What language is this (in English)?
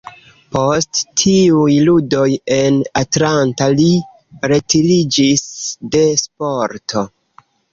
Esperanto